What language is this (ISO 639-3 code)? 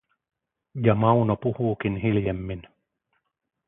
fin